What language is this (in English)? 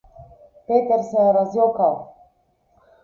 Slovenian